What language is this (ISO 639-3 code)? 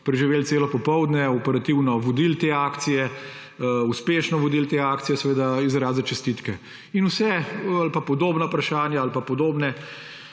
slv